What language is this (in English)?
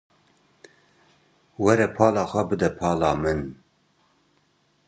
Kurdish